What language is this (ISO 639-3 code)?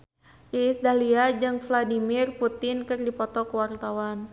sun